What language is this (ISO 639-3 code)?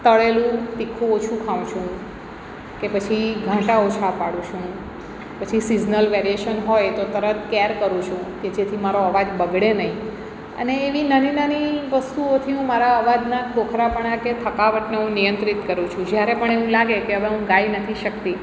guj